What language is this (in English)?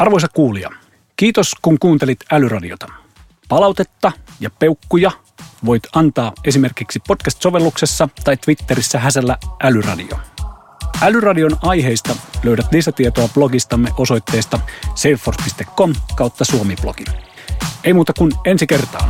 Finnish